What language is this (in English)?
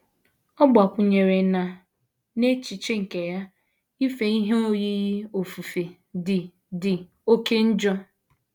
Igbo